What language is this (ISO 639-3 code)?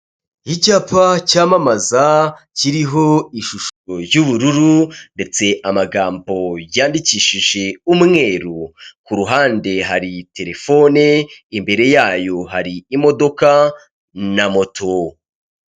kin